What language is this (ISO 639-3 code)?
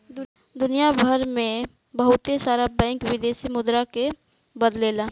bho